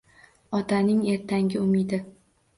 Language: Uzbek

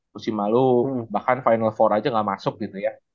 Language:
Indonesian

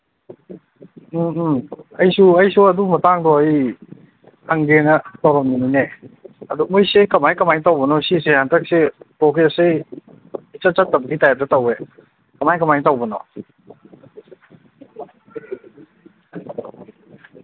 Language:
Manipuri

